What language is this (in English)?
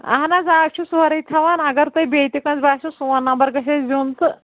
Kashmiri